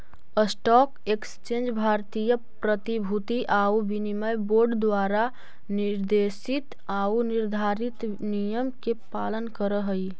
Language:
Magahi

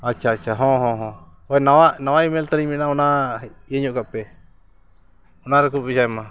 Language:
Santali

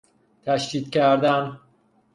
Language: Persian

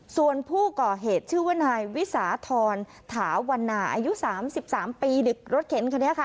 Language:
Thai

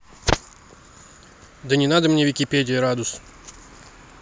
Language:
Russian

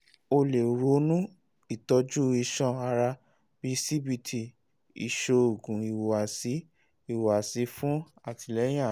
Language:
Yoruba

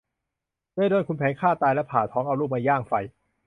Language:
Thai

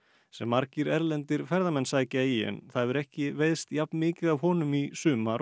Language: Icelandic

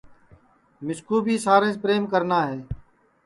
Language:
Sansi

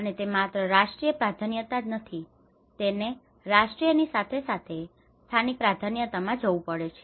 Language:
Gujarati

